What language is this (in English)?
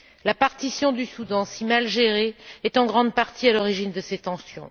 French